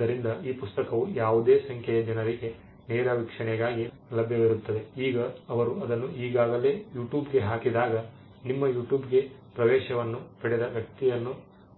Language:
Kannada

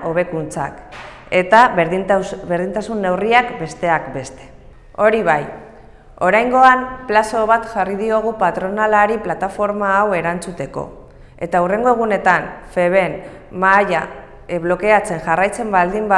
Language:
Spanish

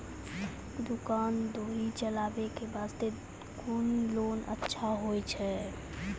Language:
Maithili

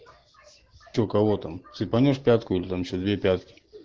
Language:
Russian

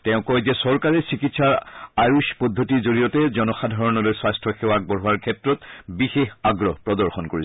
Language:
Assamese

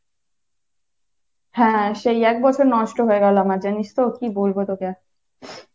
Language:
Bangla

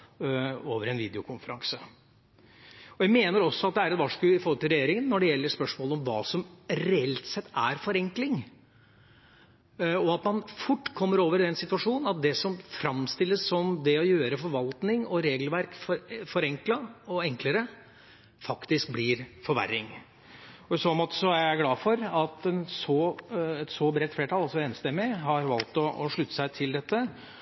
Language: Norwegian Bokmål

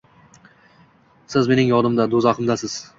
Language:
Uzbek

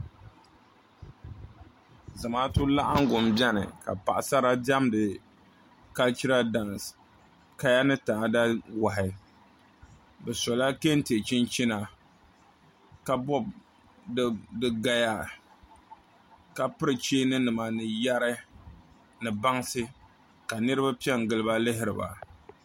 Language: Dagbani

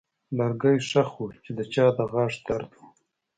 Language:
Pashto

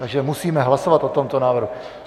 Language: Czech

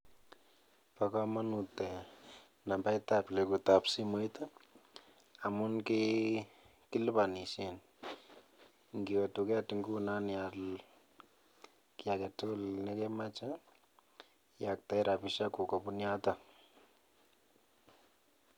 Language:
Kalenjin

